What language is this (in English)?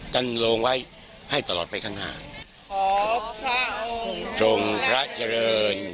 Thai